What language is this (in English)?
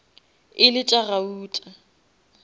Northern Sotho